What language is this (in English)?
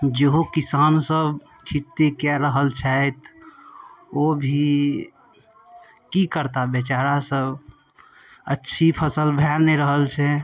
Maithili